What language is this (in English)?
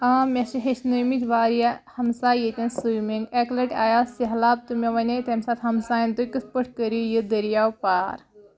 Kashmiri